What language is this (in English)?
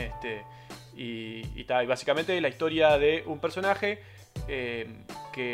Spanish